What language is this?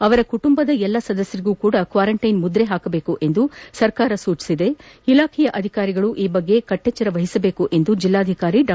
Kannada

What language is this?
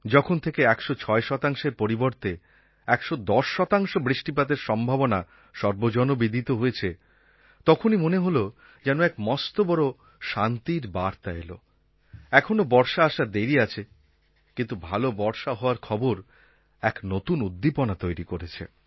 Bangla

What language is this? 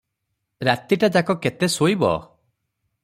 Odia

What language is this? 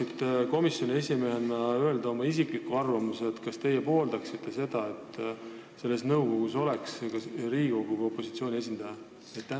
Estonian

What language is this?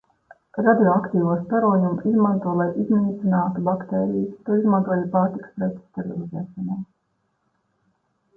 Latvian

